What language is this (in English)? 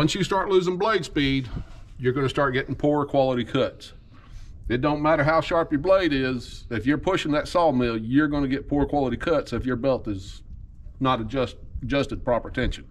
English